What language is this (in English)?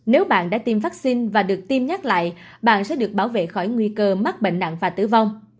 Vietnamese